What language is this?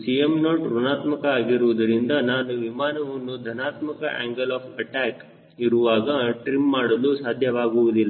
Kannada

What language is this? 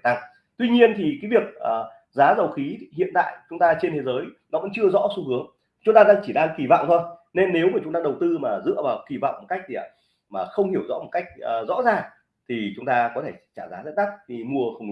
Vietnamese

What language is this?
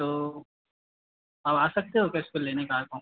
Hindi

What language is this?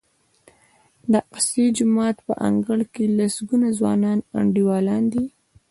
Pashto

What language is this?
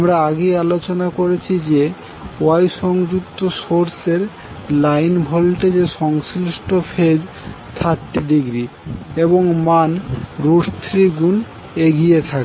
Bangla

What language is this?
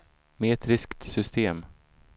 Swedish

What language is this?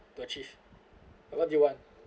English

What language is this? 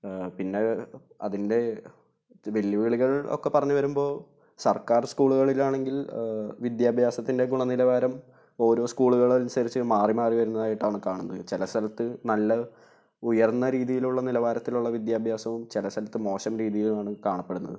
Malayalam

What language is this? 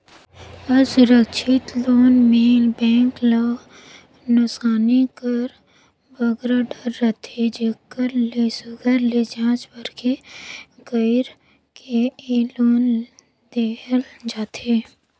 Chhattisgarhi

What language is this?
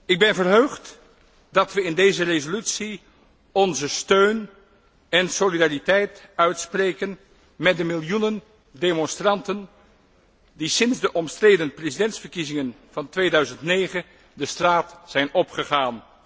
Dutch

